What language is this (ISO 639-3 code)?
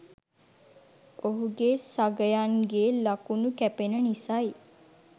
sin